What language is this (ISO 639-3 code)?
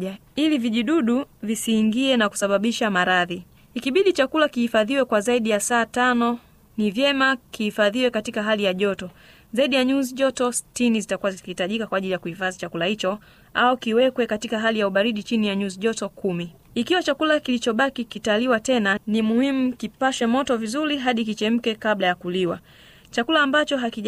swa